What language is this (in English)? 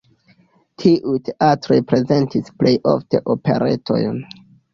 Esperanto